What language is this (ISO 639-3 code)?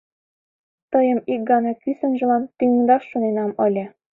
chm